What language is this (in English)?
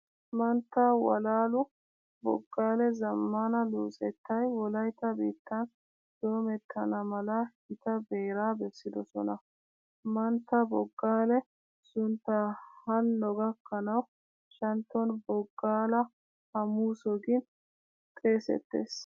Wolaytta